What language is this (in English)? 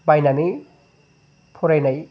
Bodo